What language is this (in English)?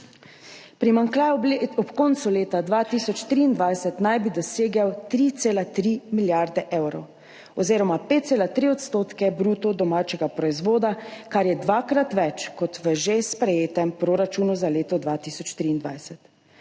Slovenian